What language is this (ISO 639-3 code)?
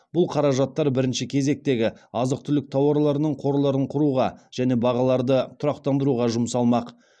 kaz